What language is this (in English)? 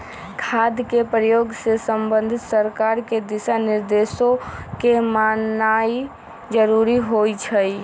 Magahi